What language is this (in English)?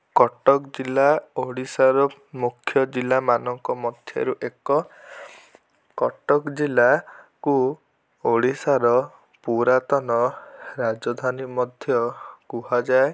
Odia